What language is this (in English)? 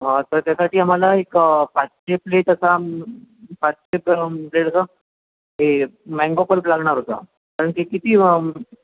Marathi